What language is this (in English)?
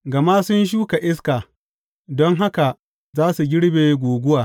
Hausa